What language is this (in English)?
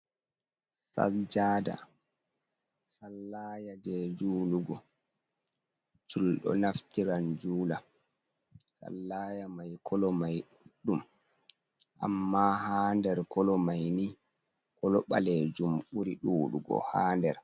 Fula